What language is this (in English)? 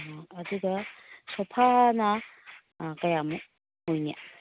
Manipuri